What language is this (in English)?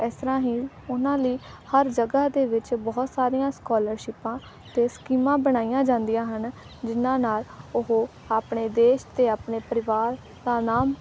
Punjabi